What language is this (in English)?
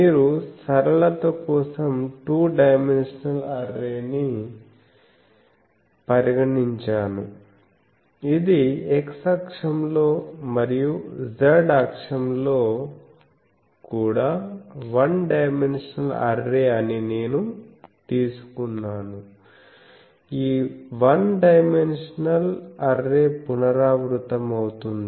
Telugu